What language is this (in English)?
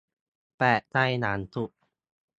Thai